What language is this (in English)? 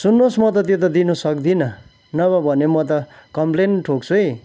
Nepali